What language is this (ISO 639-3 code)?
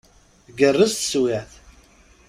kab